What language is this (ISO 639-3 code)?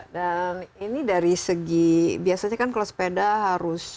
ind